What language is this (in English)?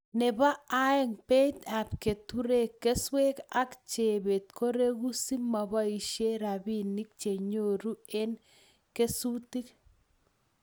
Kalenjin